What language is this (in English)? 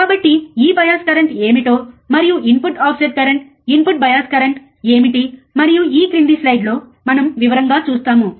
Telugu